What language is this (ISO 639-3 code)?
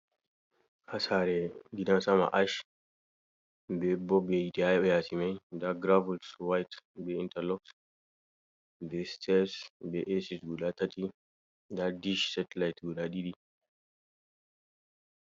ful